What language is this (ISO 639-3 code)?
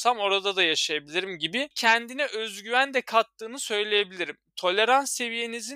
tur